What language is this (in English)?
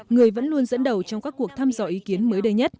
Vietnamese